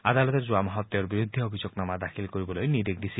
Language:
Assamese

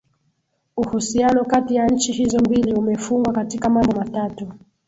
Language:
Swahili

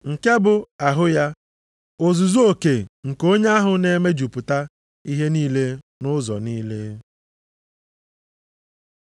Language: Igbo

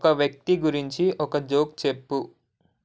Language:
Telugu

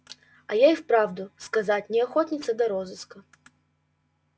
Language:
Russian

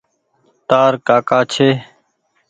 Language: Goaria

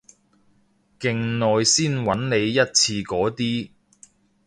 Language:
Cantonese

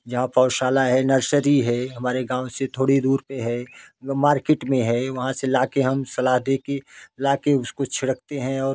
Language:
Hindi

